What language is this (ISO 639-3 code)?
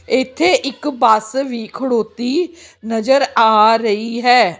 pan